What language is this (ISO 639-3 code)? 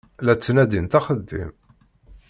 kab